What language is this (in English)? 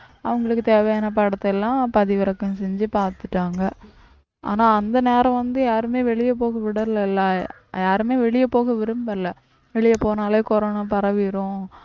Tamil